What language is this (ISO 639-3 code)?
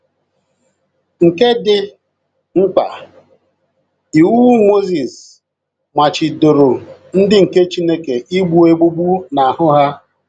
ibo